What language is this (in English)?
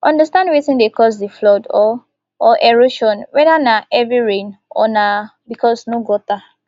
Nigerian Pidgin